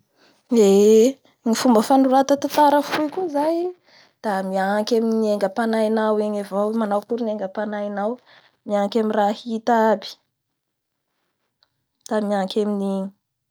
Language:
Bara Malagasy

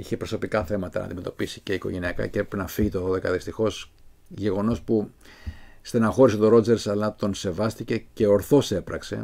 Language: Greek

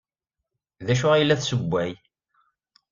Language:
Kabyle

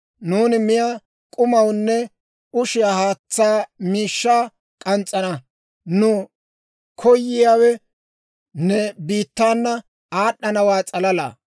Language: Dawro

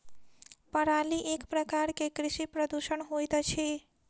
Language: Maithili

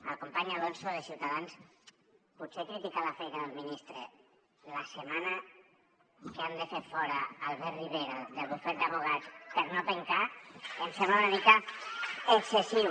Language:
Catalan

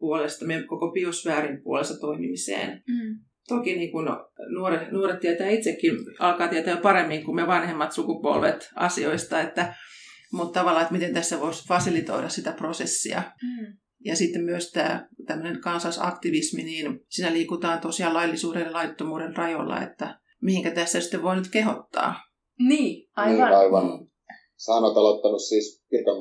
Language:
Finnish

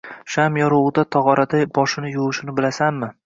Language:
Uzbek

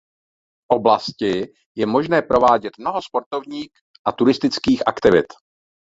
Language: Czech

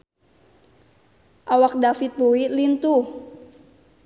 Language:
Sundanese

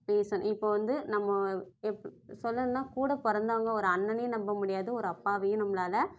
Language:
Tamil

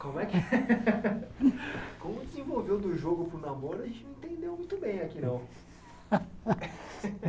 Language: Portuguese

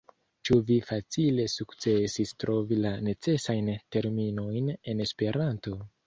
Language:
Esperanto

